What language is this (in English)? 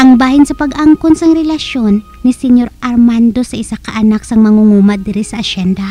Filipino